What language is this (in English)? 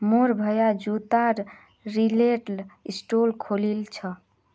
Magahi